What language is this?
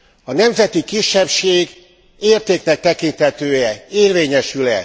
Hungarian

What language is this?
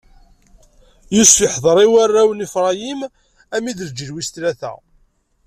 Kabyle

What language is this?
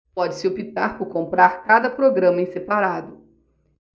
Portuguese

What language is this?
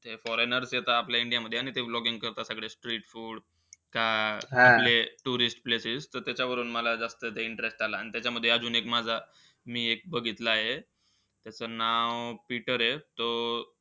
Marathi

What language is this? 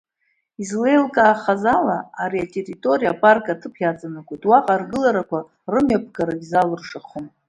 Abkhazian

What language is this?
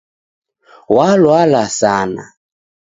Taita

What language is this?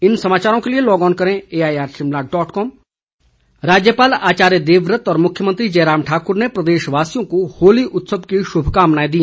Hindi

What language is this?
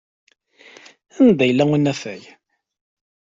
Kabyle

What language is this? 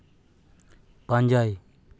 Santali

